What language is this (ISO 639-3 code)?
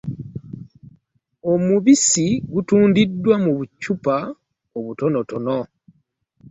lug